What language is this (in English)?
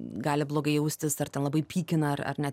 Lithuanian